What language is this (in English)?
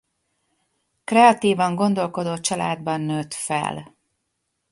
Hungarian